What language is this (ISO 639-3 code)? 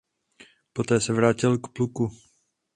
ces